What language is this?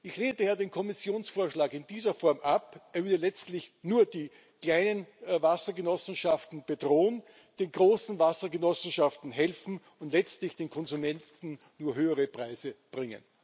German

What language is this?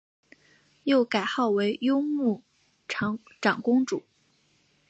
Chinese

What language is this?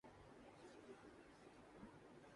Urdu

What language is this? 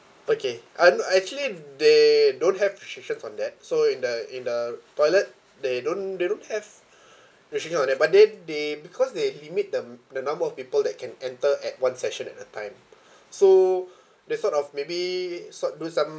English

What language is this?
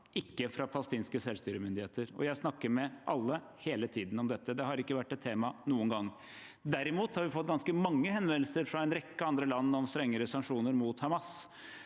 Norwegian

